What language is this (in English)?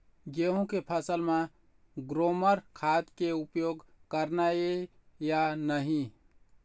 Chhattisgarhi